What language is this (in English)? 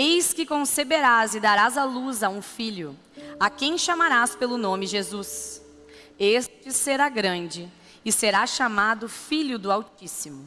Portuguese